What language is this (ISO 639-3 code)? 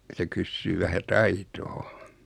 fin